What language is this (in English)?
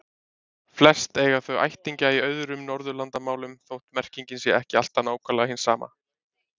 Icelandic